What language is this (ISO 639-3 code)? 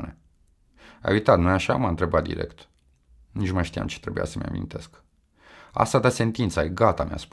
ron